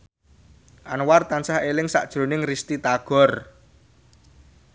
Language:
Javanese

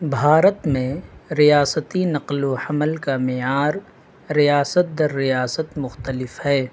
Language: Urdu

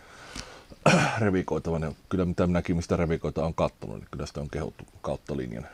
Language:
Finnish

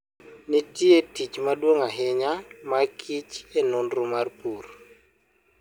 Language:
Luo (Kenya and Tanzania)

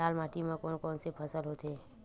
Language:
Chhattisgarhi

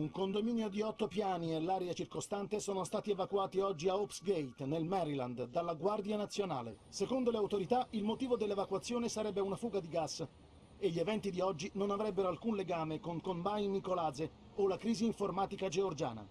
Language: Italian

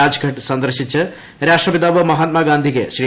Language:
Malayalam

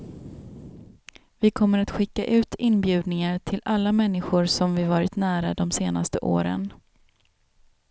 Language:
Swedish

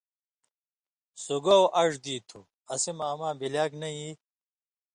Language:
Indus Kohistani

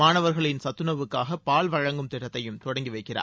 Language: Tamil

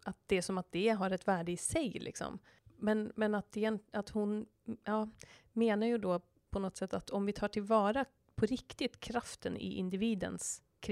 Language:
Swedish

